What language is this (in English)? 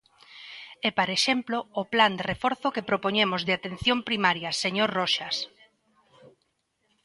Galician